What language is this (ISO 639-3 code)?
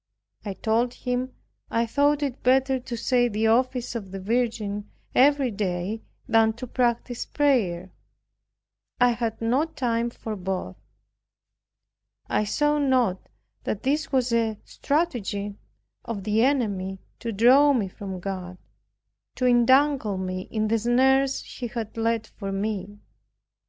eng